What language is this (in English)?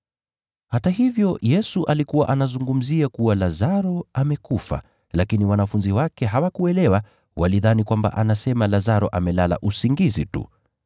Swahili